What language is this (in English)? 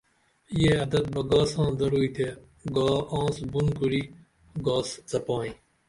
Dameli